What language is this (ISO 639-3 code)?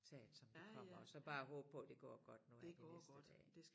dan